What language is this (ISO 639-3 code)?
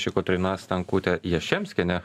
lit